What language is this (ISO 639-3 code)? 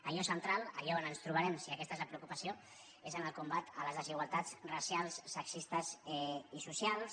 cat